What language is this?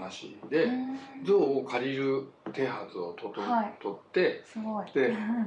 Japanese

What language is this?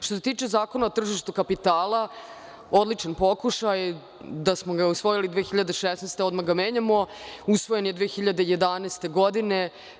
Serbian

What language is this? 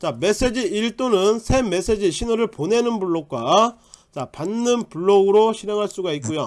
Korean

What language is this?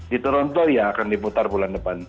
Indonesian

